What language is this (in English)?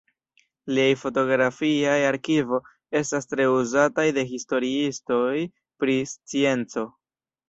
Esperanto